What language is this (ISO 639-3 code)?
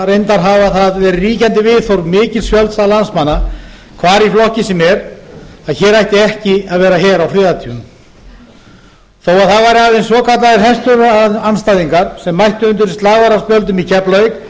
isl